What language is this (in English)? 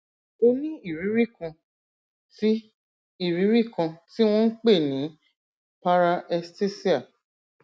Yoruba